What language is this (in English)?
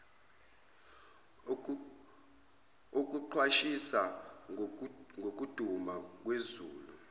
Zulu